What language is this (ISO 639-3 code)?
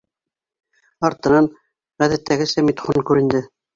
bak